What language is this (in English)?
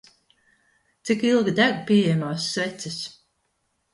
Latvian